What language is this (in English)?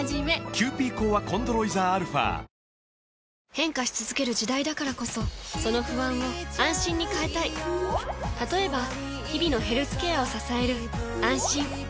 Japanese